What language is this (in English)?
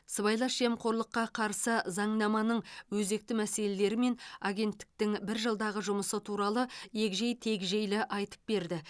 Kazakh